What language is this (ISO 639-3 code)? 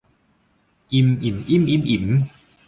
tha